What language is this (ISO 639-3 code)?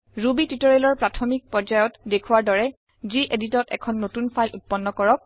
asm